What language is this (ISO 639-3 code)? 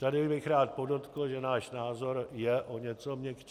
ces